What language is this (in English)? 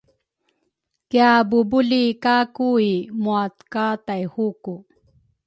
Rukai